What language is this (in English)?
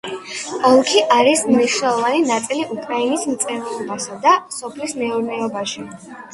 Georgian